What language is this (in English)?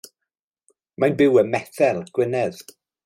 Welsh